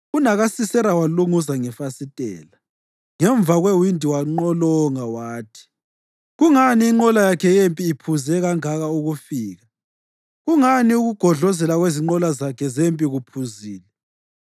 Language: North Ndebele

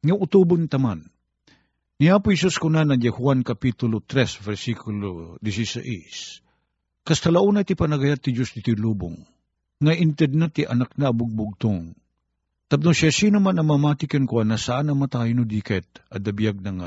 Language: Filipino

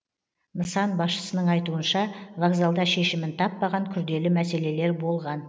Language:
Kazakh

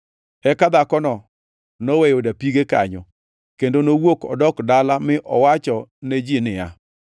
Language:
Luo (Kenya and Tanzania)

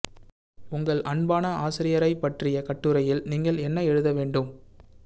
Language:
Tamil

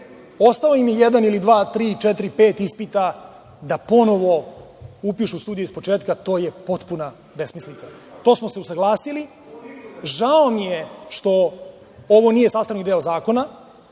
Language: Serbian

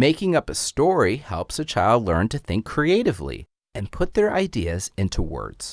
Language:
English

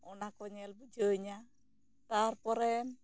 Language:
Santali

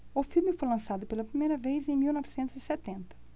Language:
Portuguese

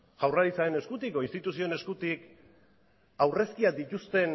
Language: Basque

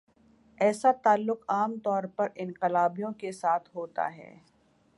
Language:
Urdu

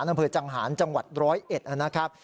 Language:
Thai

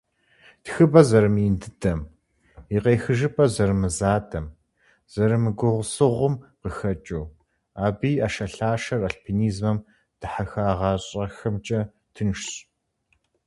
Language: Kabardian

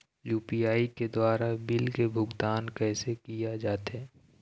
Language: Chhattisgarhi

